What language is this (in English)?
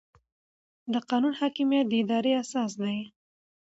Pashto